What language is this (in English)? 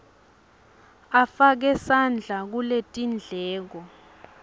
Swati